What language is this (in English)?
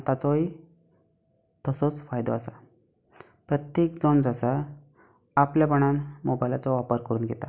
Konkani